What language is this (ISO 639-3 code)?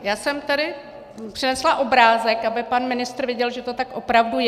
ces